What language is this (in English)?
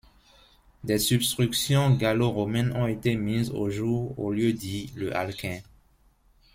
French